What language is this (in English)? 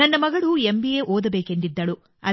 Kannada